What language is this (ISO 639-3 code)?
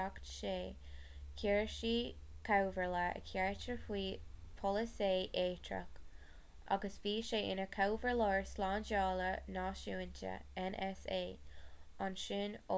gle